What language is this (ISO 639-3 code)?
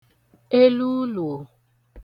ibo